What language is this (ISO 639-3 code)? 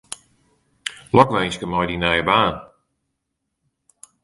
fry